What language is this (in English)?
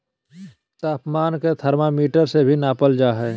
Magahi